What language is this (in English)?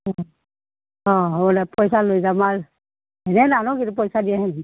Assamese